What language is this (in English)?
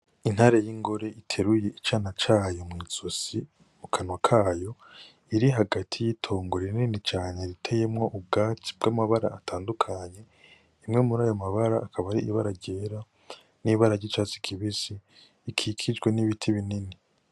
Rundi